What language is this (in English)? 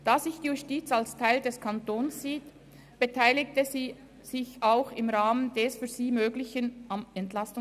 Swiss German